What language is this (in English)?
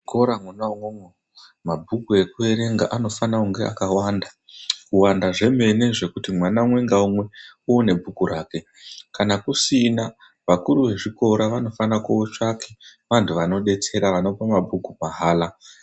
Ndau